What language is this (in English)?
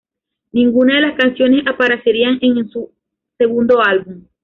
Spanish